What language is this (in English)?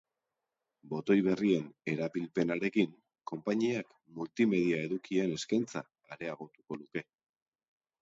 Basque